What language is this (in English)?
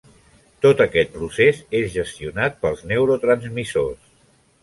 Catalan